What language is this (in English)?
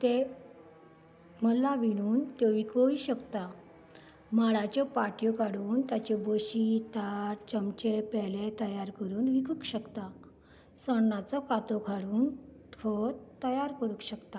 Konkani